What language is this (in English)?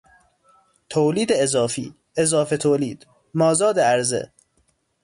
Persian